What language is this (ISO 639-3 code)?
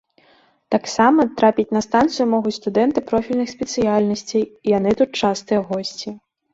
bel